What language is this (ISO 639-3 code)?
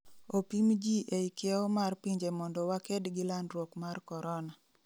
luo